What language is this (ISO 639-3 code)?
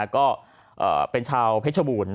tha